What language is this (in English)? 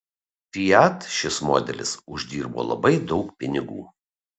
Lithuanian